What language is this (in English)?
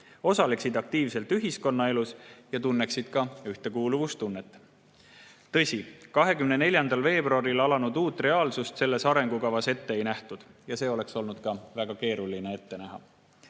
Estonian